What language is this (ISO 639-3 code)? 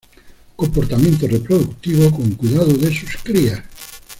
spa